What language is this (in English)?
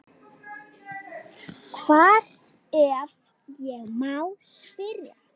Icelandic